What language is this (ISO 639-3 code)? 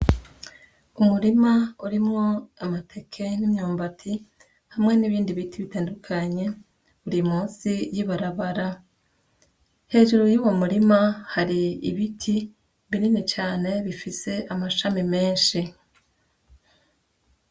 run